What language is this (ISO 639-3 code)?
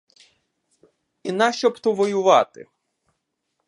ukr